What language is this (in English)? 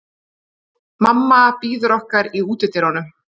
Icelandic